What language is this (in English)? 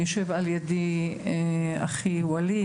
Hebrew